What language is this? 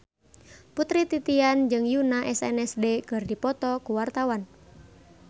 Sundanese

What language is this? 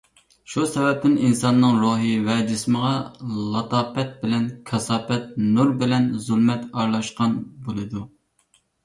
Uyghur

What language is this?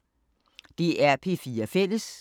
Danish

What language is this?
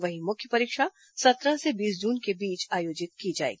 Hindi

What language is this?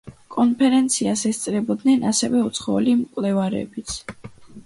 Georgian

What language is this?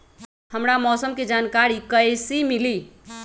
Magahi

